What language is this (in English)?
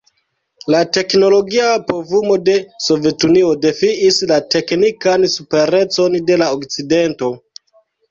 Esperanto